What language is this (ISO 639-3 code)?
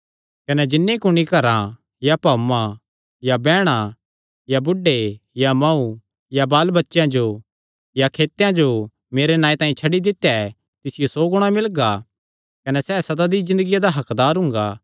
xnr